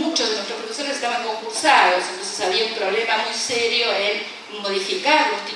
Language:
Spanish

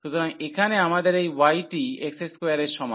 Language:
Bangla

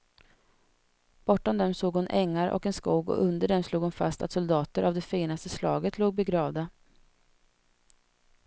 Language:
Swedish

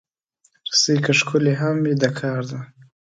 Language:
Pashto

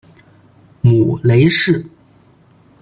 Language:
Chinese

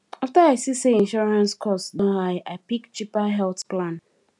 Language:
Nigerian Pidgin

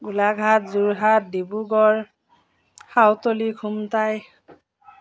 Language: Assamese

